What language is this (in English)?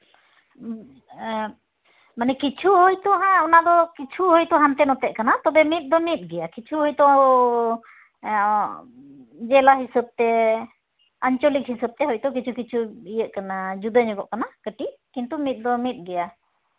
Santali